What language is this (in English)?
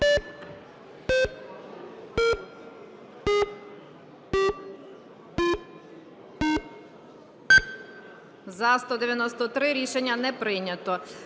Ukrainian